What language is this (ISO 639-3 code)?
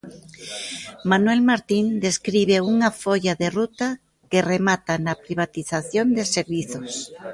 glg